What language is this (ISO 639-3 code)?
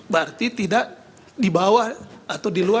ind